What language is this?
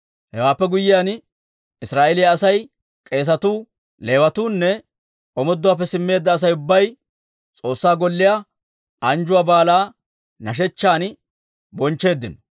Dawro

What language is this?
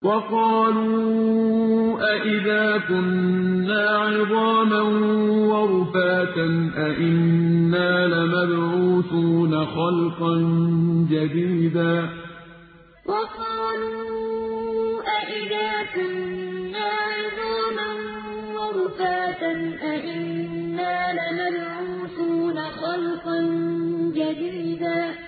Arabic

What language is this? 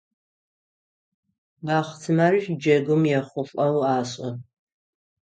Adyghe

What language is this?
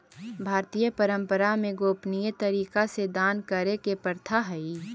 Magahi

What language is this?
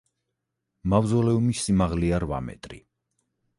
Georgian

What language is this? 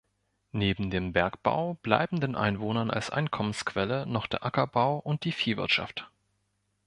German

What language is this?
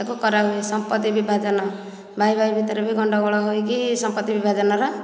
Odia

